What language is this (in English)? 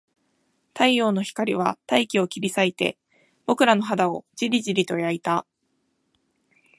Japanese